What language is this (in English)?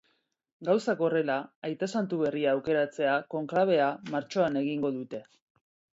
Basque